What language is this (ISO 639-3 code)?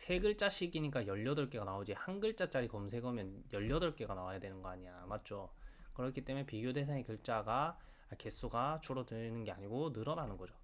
kor